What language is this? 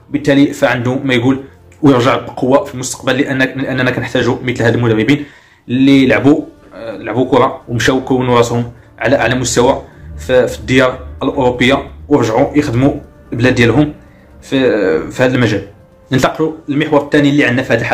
Arabic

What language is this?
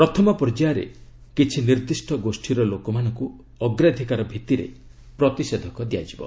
Odia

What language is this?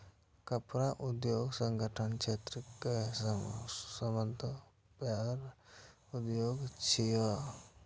Maithili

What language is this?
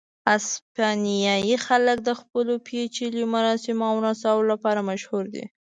Pashto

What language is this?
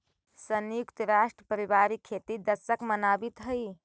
Magahi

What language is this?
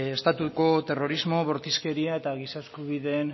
Basque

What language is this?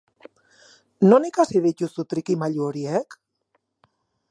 Basque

